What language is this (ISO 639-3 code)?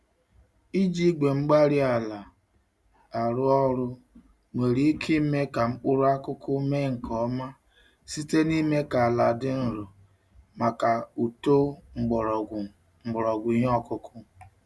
ibo